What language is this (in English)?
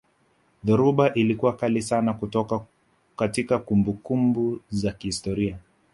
Swahili